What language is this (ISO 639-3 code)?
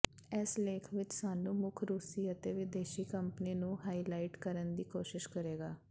pan